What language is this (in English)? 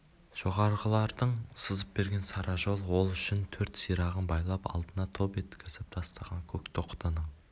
Kazakh